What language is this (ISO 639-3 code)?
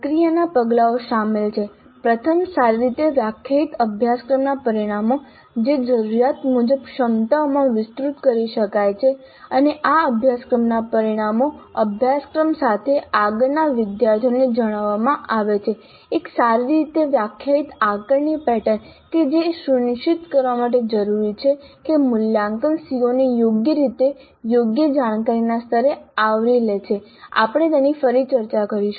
guj